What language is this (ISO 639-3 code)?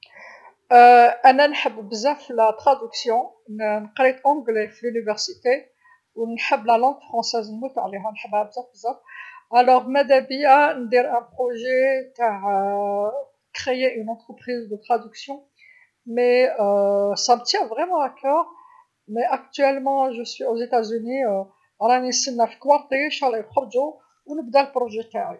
arq